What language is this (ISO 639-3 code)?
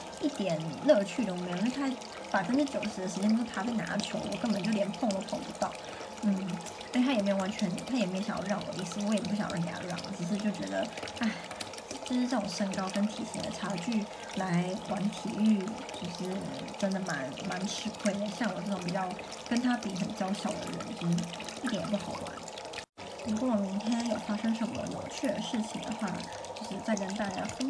zho